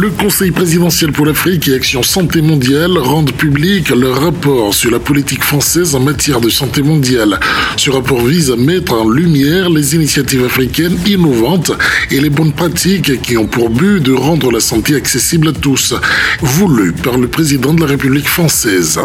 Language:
French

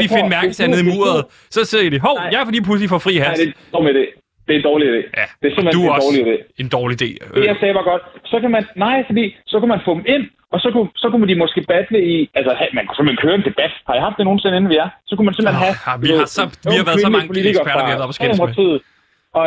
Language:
Danish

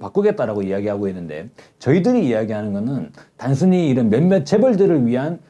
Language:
Korean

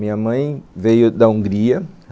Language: Portuguese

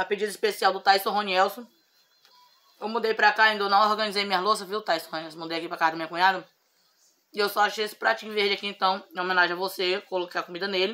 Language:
Portuguese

